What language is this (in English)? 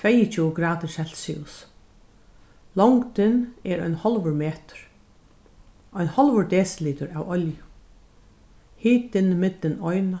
Faroese